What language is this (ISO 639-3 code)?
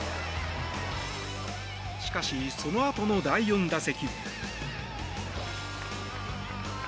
jpn